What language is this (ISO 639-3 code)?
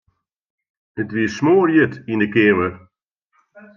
fry